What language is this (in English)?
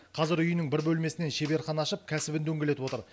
Kazakh